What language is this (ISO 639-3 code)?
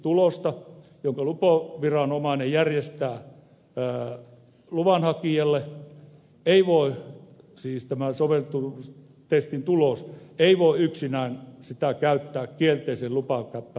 fin